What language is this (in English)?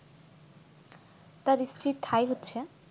Bangla